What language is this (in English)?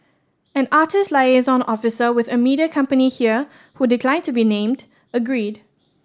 English